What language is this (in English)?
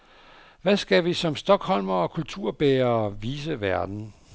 Danish